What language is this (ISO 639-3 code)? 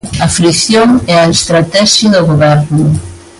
glg